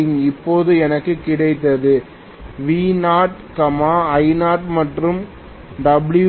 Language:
Tamil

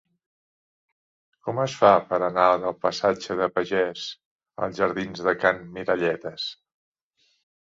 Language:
Catalan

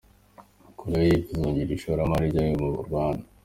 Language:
Kinyarwanda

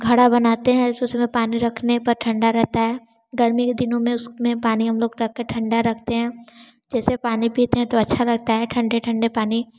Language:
Hindi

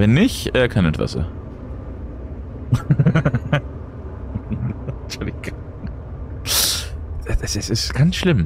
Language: German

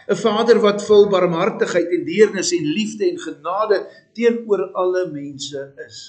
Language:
Dutch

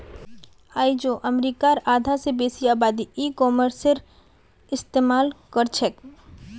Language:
Magahi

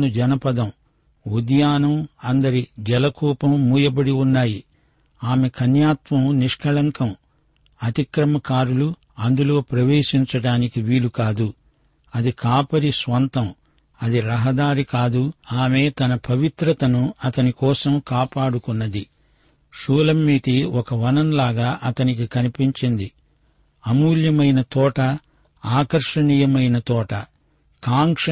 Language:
Telugu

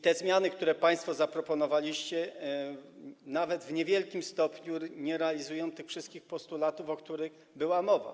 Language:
Polish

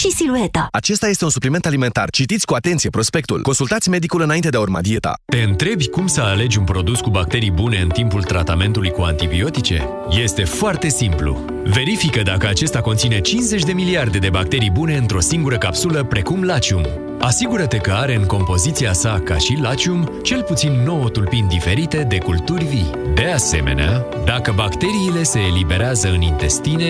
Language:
Romanian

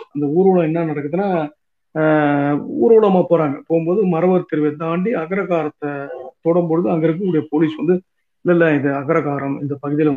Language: Tamil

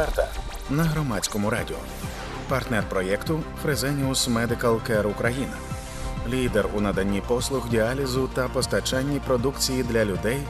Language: Ukrainian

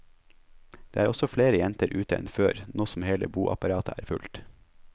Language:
Norwegian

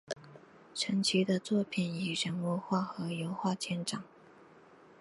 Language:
Chinese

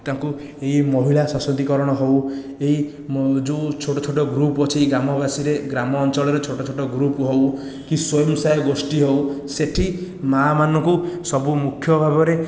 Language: Odia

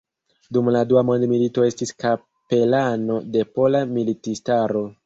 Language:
Esperanto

